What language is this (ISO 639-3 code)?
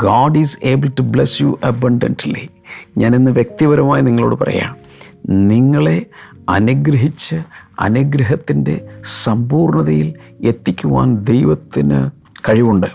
mal